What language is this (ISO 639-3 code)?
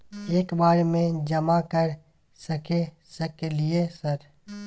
mai